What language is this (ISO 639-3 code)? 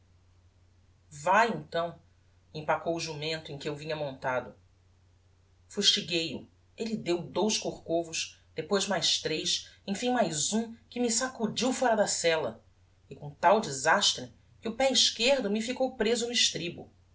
por